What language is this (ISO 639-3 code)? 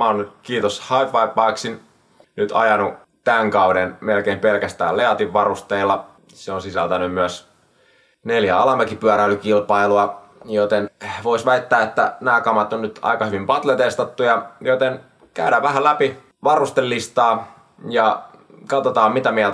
fin